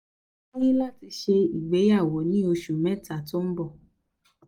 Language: Yoruba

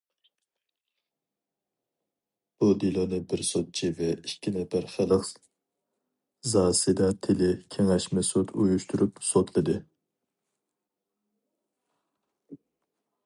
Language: Uyghur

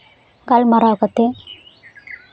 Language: Santali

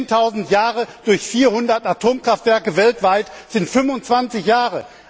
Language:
German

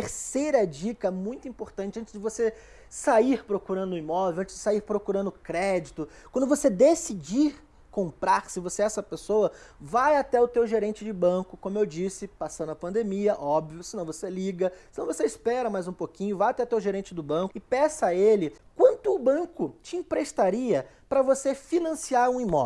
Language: Portuguese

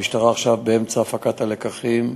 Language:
Hebrew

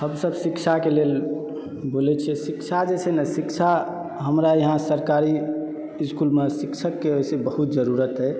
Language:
Maithili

